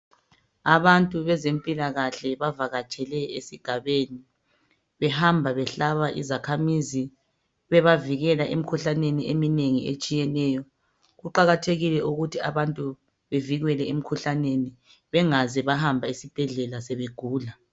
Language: North Ndebele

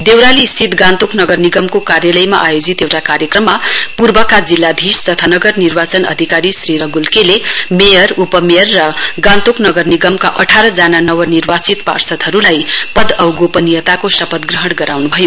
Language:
Nepali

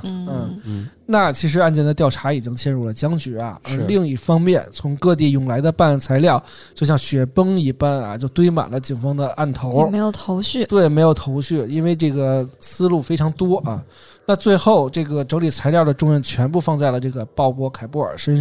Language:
Chinese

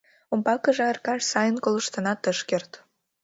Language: Mari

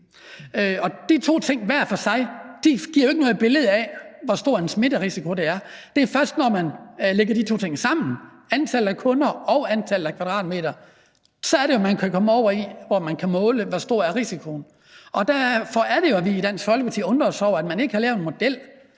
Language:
Danish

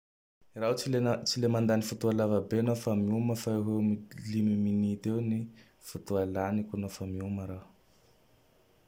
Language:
Tandroy-Mahafaly Malagasy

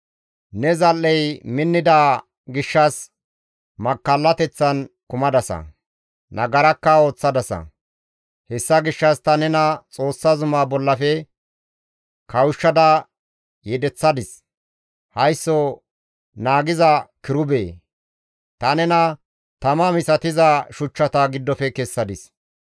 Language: Gamo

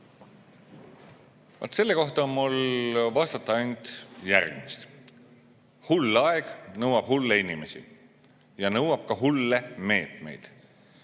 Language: Estonian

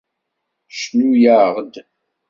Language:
Kabyle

